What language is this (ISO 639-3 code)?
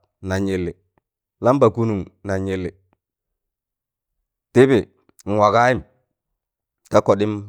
tan